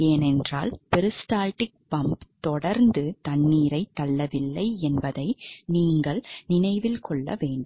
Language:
Tamil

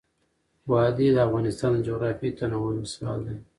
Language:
Pashto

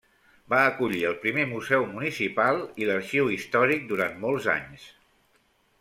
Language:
Catalan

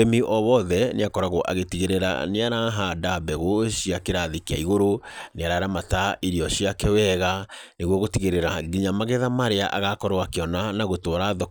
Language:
Kikuyu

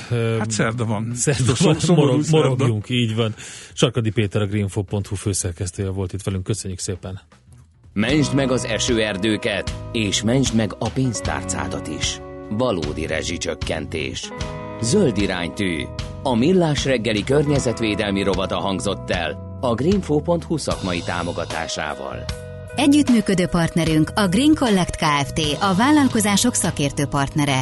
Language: Hungarian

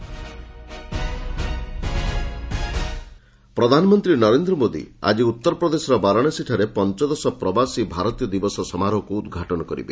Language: Odia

